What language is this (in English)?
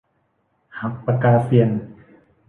Thai